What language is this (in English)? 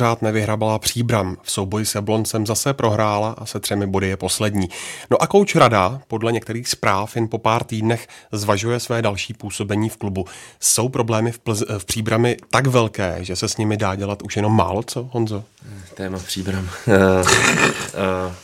Czech